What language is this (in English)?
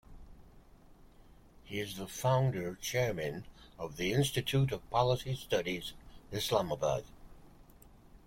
English